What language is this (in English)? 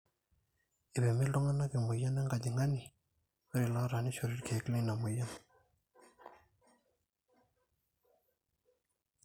Masai